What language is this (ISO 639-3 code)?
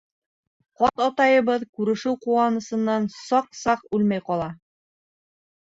bak